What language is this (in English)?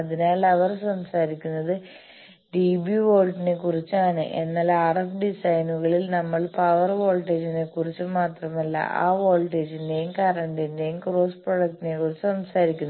Malayalam